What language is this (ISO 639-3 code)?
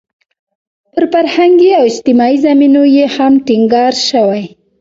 pus